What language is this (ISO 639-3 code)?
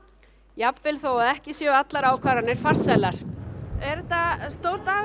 isl